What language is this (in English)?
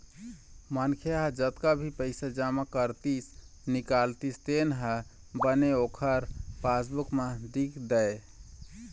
Chhattisgarhi